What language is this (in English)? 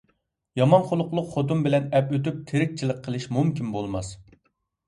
Uyghur